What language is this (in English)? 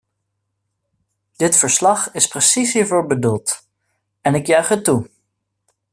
Dutch